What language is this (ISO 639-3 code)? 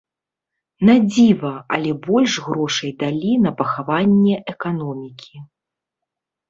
bel